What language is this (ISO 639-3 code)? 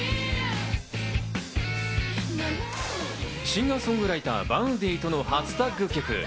jpn